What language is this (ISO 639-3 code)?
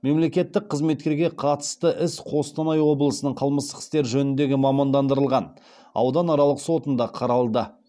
kaz